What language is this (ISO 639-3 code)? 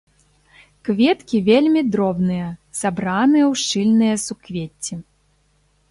bel